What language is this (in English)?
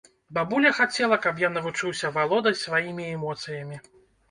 Belarusian